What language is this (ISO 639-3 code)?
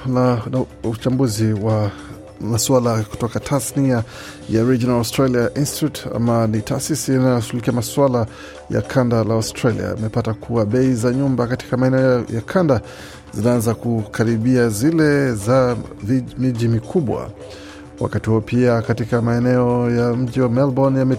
swa